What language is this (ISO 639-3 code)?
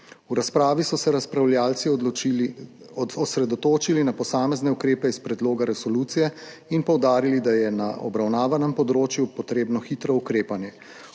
slv